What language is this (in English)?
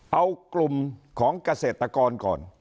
Thai